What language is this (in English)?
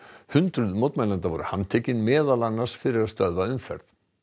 Icelandic